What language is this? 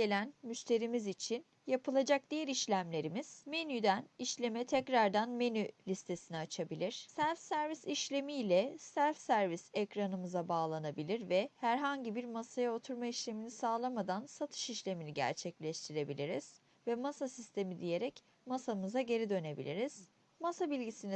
Turkish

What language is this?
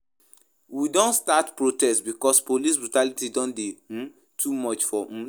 Nigerian Pidgin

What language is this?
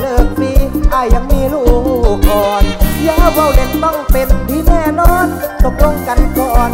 Thai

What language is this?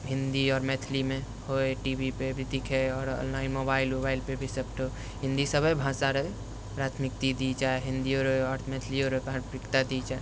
Maithili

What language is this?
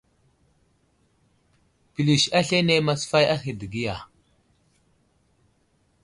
Wuzlam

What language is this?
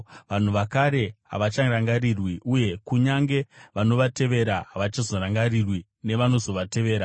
Shona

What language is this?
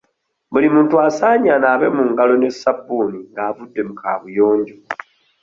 Ganda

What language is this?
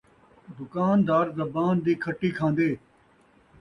Saraiki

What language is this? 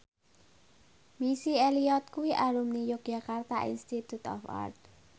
Javanese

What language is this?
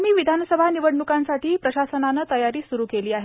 Marathi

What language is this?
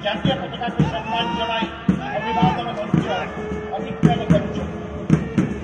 Bangla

